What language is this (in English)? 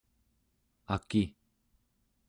Central Yupik